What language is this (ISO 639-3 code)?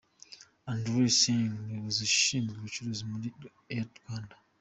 kin